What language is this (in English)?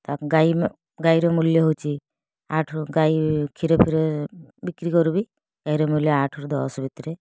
Odia